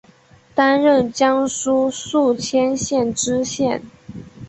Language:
Chinese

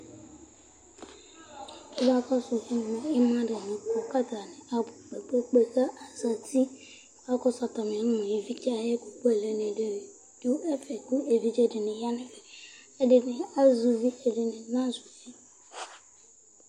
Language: Ikposo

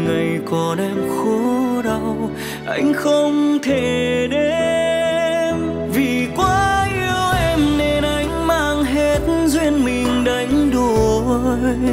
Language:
Vietnamese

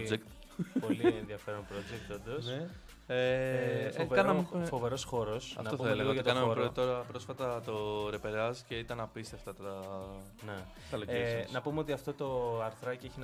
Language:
Greek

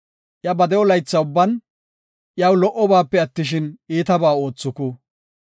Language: Gofa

